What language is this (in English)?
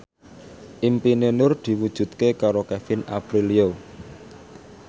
Javanese